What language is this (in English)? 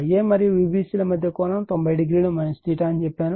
Telugu